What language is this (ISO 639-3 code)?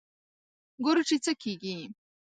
pus